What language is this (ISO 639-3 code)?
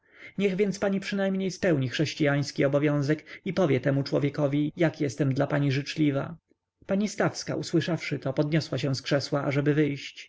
pol